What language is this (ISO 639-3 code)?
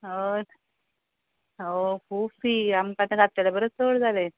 kok